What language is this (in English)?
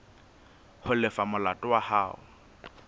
Southern Sotho